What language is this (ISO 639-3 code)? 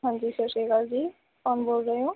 pan